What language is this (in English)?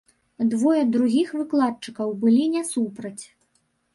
Belarusian